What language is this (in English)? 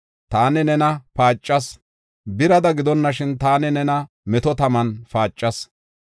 Gofa